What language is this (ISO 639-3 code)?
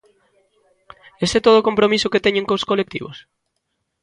glg